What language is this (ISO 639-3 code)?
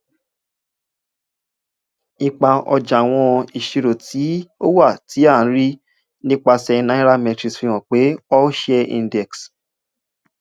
yor